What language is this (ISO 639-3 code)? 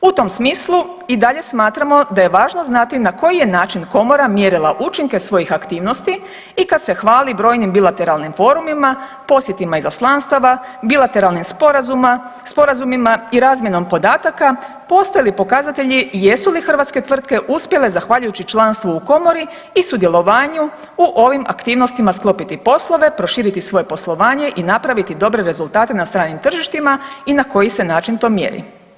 hrv